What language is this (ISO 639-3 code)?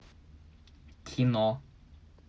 rus